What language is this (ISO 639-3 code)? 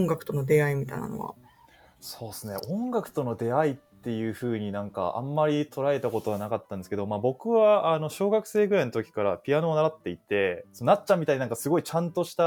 jpn